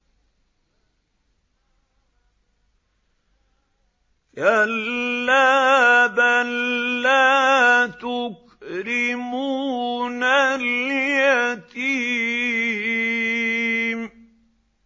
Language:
Arabic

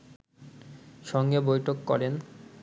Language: Bangla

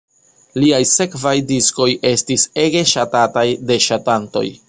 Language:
Esperanto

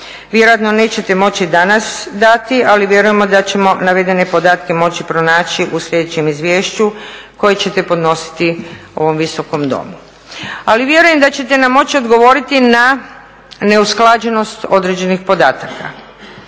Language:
Croatian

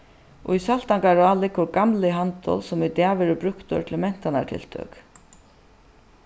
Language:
Faroese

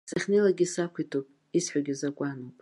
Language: Abkhazian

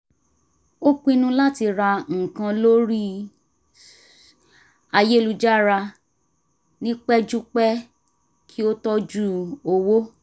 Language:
Yoruba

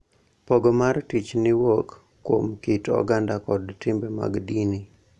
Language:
Luo (Kenya and Tanzania)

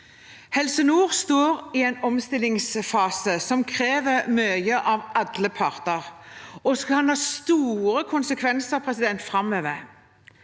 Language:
Norwegian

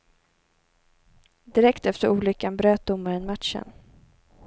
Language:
Swedish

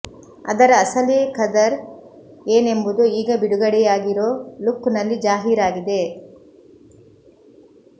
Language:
Kannada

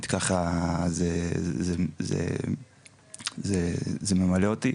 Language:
Hebrew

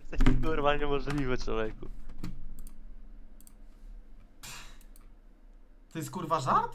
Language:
Polish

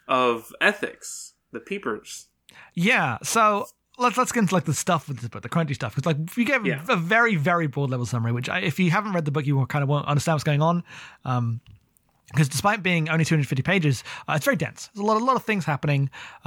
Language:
English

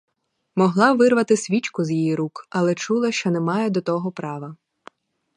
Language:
Ukrainian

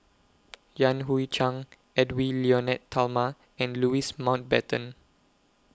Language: English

